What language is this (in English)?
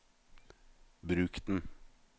Norwegian